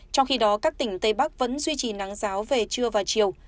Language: Vietnamese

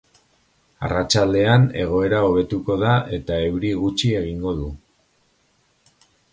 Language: Basque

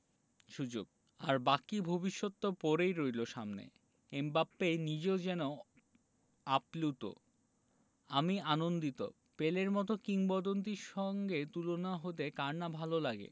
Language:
Bangla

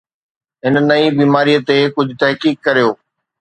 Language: Sindhi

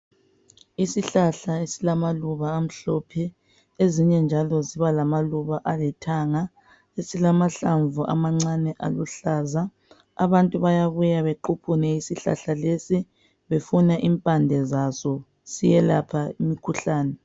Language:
North Ndebele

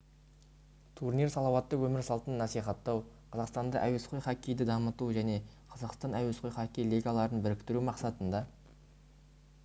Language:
Kazakh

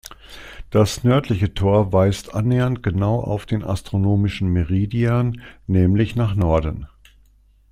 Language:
German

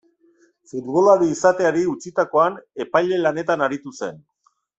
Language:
Basque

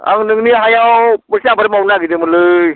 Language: Bodo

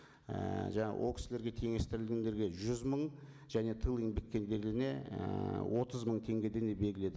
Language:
Kazakh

